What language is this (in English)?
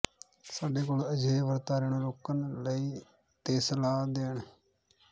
Punjabi